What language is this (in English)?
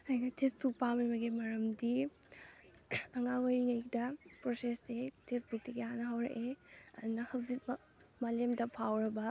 Manipuri